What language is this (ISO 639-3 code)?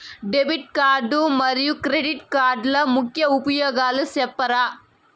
tel